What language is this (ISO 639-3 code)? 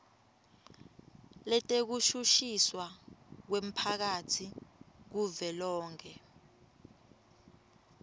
ssw